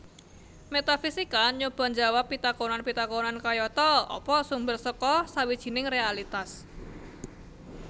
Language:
Javanese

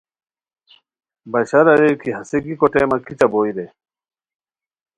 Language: Khowar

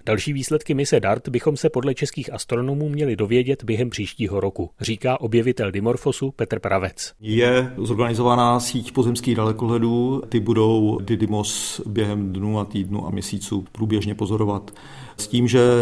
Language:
Czech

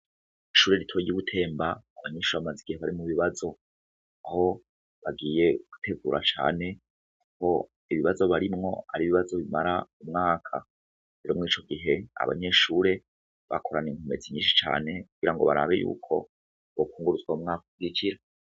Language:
Rundi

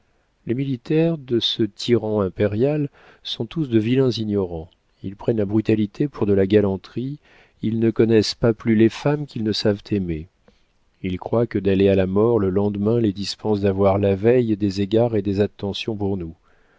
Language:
French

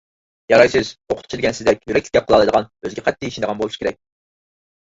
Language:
Uyghur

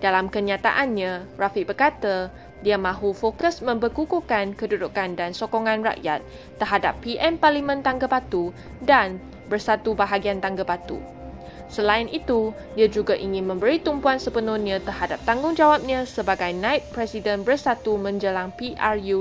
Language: Malay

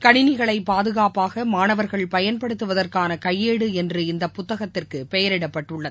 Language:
Tamil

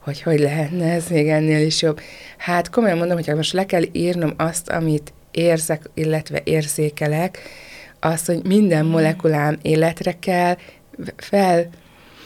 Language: Hungarian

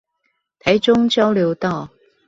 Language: Chinese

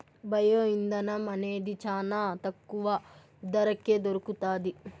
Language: Telugu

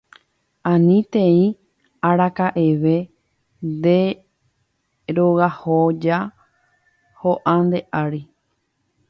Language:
Guarani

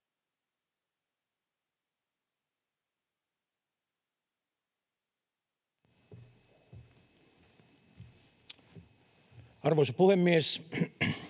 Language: Finnish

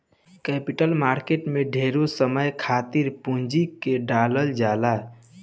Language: Bhojpuri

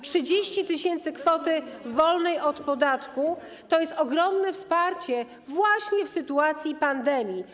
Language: Polish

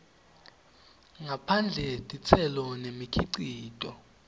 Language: Swati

